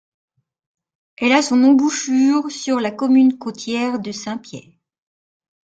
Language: French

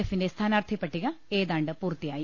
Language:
Malayalam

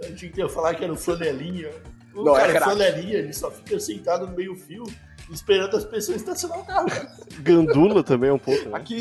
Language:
Portuguese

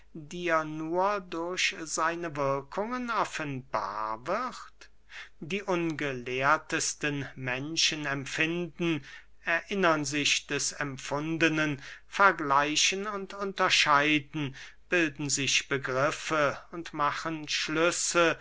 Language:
German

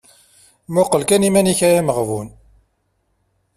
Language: Kabyle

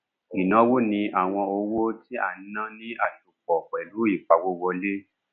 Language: Yoruba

